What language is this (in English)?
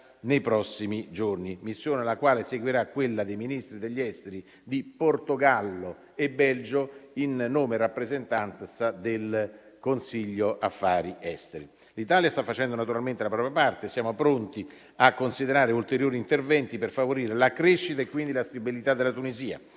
Italian